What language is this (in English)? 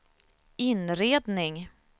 Swedish